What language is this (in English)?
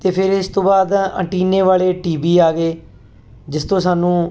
Punjabi